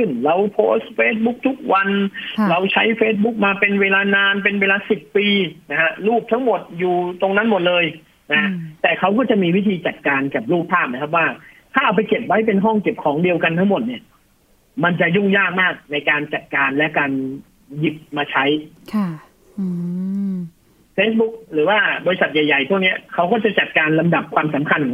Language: Thai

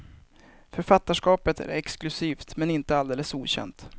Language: Swedish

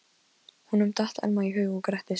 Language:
Icelandic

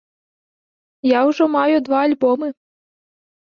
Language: Belarusian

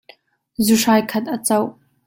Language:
Hakha Chin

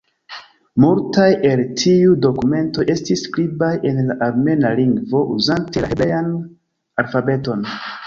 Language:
Esperanto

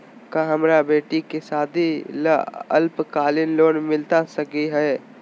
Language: Magahi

